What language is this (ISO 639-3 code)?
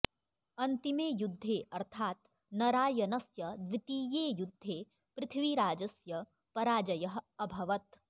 san